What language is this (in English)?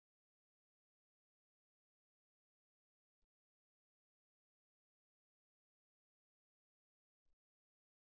Telugu